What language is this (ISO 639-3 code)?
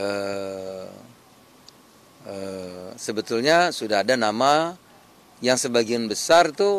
ind